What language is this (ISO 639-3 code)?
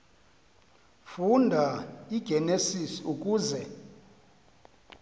xho